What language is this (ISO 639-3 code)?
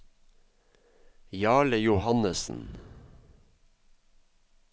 nor